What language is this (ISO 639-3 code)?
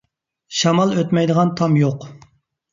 uig